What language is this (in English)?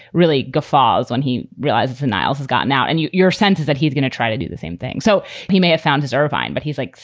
English